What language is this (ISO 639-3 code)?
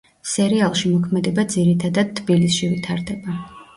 kat